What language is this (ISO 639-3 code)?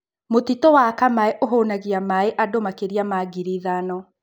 kik